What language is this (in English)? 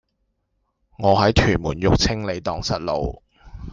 Cantonese